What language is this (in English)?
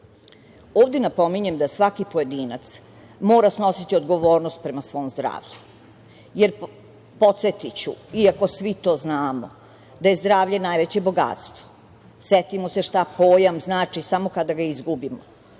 Serbian